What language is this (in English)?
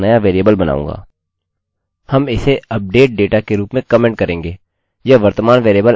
Hindi